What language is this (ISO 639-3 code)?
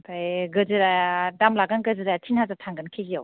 brx